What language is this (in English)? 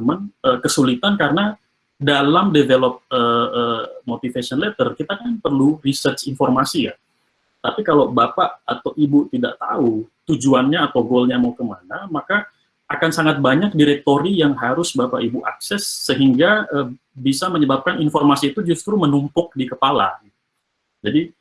Indonesian